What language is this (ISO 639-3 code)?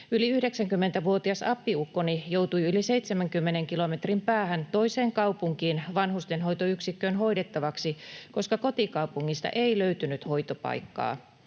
fin